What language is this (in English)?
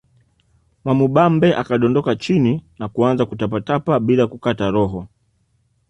Swahili